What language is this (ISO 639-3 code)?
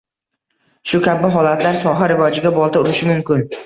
uzb